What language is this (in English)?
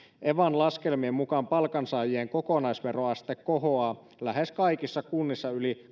Finnish